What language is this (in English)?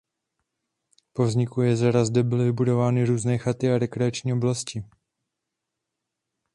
Czech